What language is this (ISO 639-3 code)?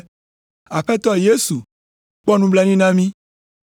ewe